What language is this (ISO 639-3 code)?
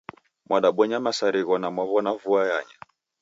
dav